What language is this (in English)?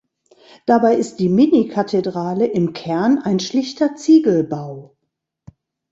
German